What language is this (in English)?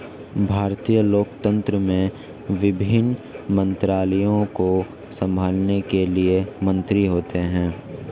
Hindi